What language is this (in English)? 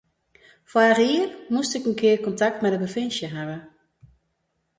Western Frisian